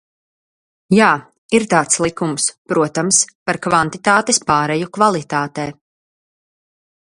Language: Latvian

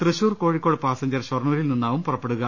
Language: Malayalam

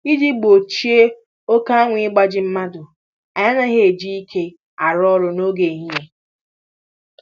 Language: Igbo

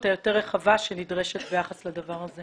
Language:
Hebrew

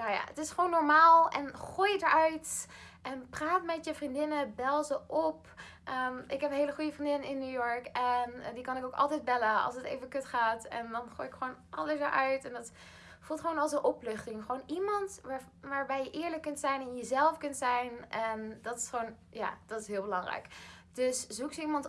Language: Dutch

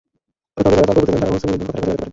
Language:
Bangla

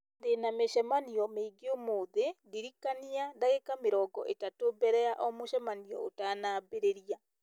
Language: Kikuyu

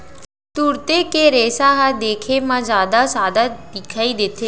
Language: Chhattisgarhi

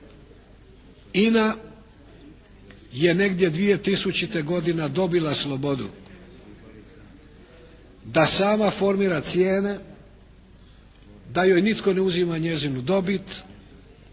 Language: Croatian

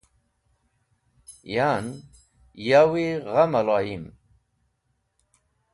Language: Wakhi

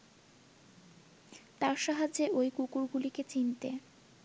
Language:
Bangla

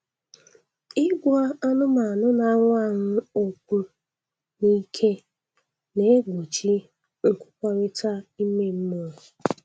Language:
Igbo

